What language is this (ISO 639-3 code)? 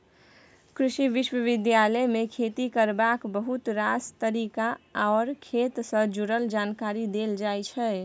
mai